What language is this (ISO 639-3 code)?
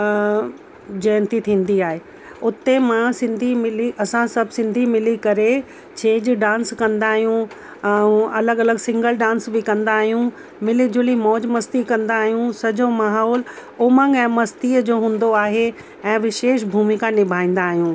snd